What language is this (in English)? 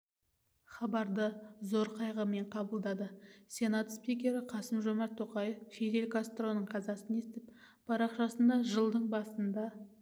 Kazakh